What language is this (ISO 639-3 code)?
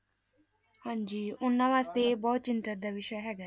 pan